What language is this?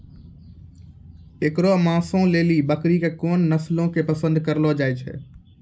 Maithili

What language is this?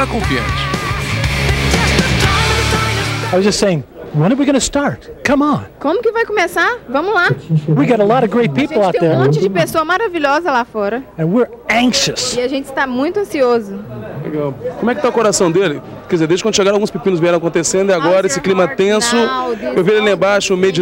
Portuguese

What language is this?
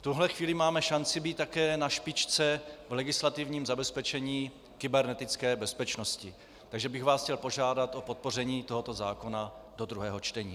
Czech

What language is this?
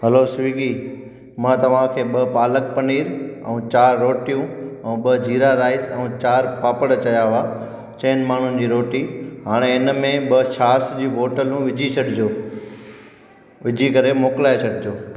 Sindhi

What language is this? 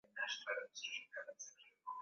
Swahili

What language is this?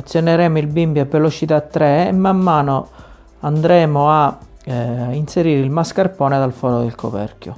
Italian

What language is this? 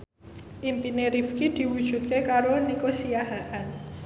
Javanese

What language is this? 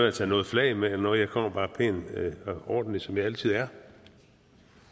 Danish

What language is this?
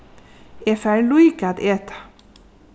Faroese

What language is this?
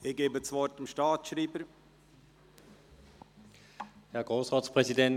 Swiss German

